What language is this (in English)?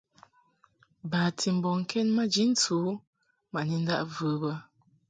Mungaka